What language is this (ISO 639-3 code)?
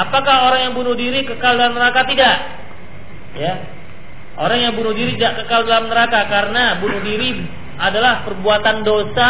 ind